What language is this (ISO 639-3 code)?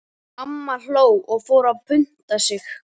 isl